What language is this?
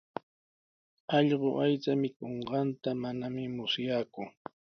Sihuas Ancash Quechua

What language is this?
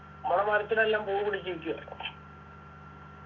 Malayalam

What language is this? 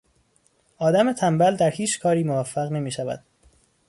Persian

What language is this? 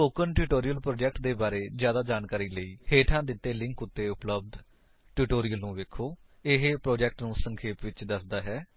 Punjabi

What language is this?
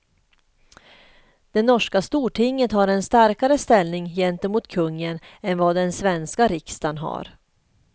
Swedish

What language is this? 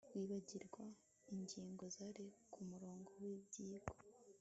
Kinyarwanda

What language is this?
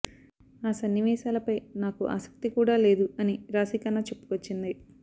Telugu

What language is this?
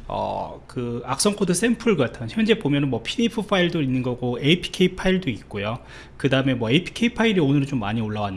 Korean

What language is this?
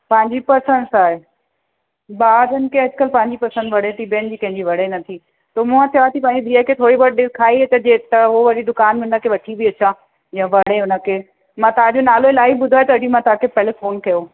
Sindhi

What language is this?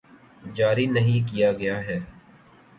Urdu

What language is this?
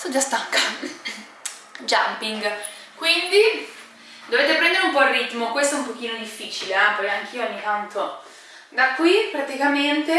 Italian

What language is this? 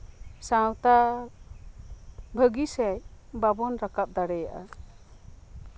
Santali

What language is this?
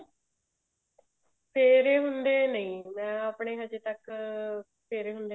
Punjabi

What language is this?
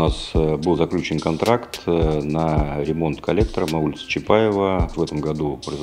Russian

